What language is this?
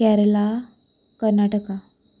Konkani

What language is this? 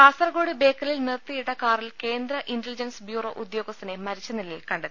Malayalam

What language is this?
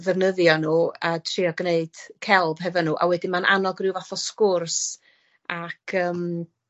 Welsh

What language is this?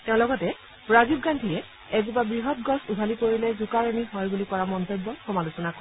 Assamese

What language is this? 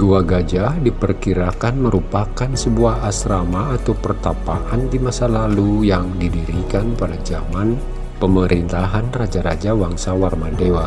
Indonesian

